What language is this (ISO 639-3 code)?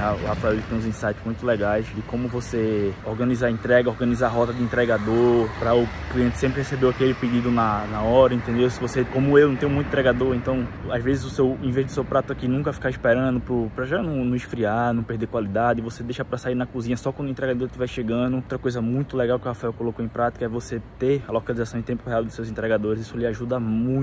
por